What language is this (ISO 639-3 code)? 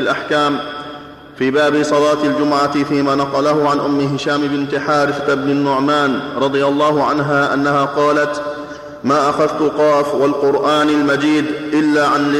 ara